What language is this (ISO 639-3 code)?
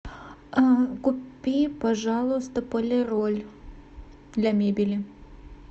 rus